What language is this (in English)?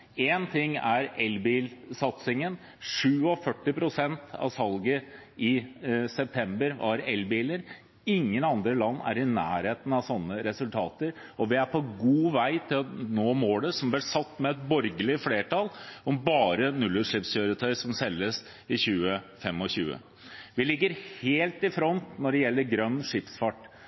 Norwegian Bokmål